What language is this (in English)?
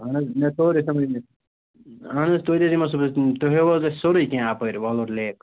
Kashmiri